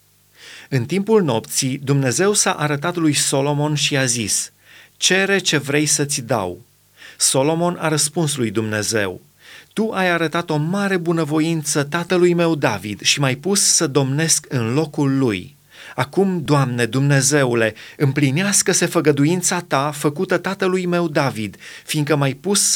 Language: Romanian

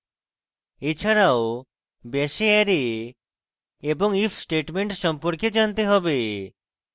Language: Bangla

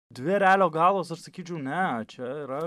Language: Lithuanian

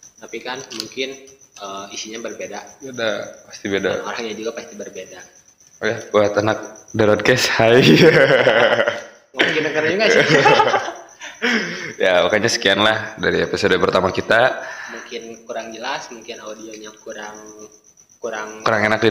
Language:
Indonesian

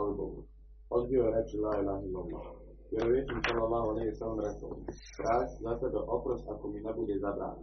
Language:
Croatian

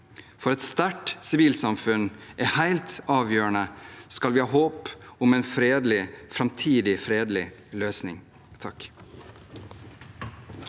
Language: Norwegian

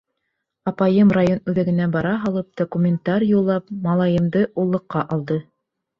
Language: Bashkir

